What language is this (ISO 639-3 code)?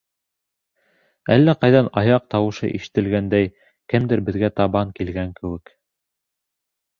bak